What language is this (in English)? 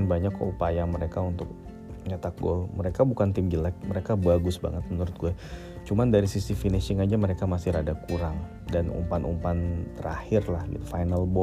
Indonesian